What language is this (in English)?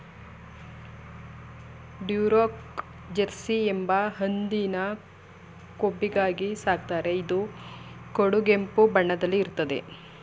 Kannada